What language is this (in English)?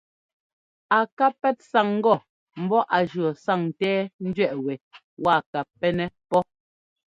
Ngomba